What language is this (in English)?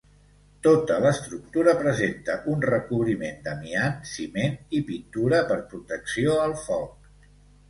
Catalan